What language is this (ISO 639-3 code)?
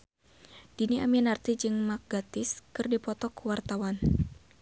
sun